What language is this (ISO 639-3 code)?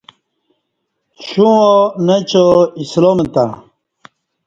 bsh